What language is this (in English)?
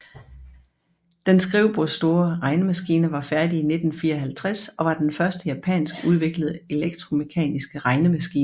Danish